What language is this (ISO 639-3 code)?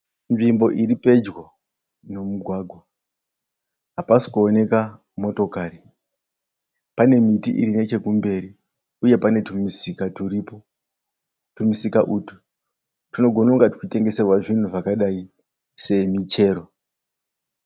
sna